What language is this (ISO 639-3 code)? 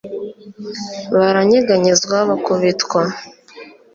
kin